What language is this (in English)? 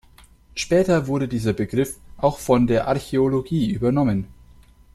German